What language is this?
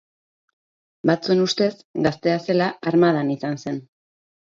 Basque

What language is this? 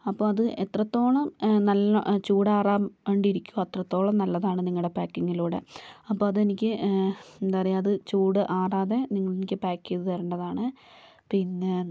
Malayalam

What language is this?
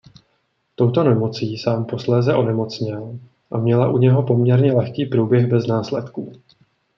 Czech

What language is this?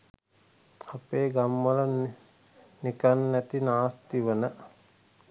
Sinhala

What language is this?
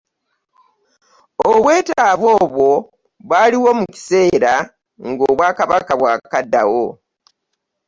Ganda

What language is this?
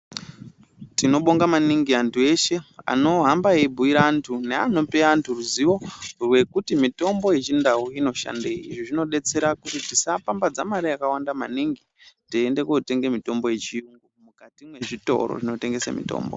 Ndau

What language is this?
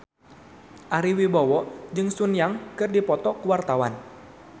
Sundanese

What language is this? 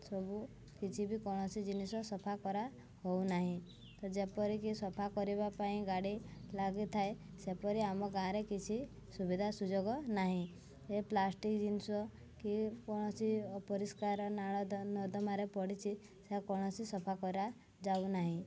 Odia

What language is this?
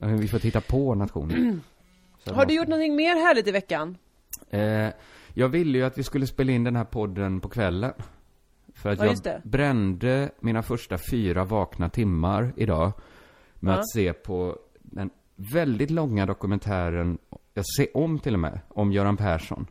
Swedish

